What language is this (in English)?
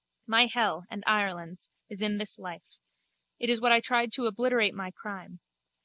English